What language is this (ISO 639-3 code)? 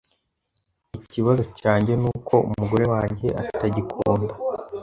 kin